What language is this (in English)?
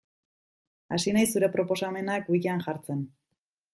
Basque